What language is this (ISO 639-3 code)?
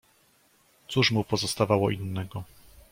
pol